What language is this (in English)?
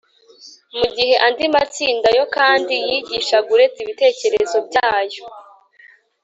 Kinyarwanda